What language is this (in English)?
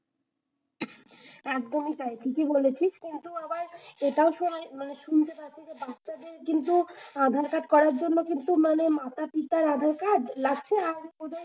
Bangla